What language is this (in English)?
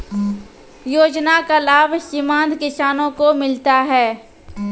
Maithili